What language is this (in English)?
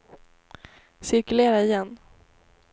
Swedish